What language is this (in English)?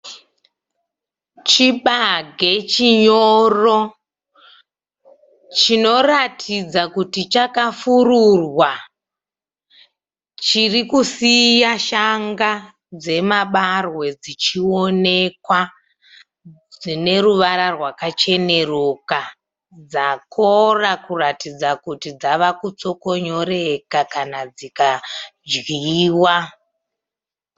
Shona